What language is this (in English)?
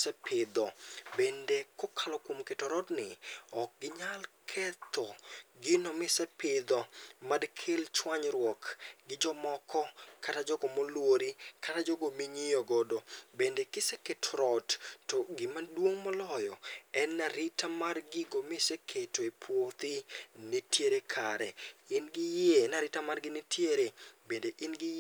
Luo (Kenya and Tanzania)